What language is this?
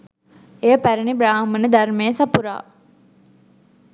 Sinhala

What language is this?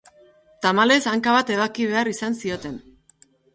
Basque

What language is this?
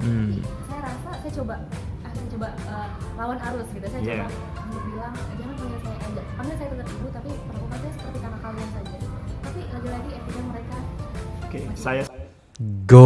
Indonesian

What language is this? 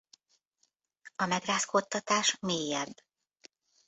Hungarian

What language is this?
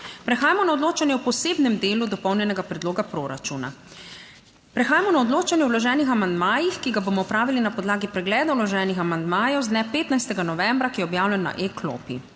Slovenian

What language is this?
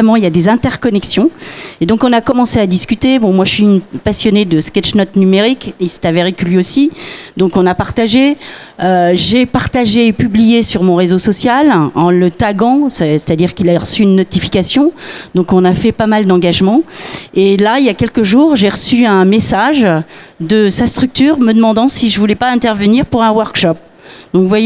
French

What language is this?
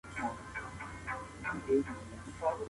Pashto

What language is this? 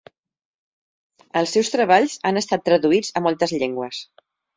Catalan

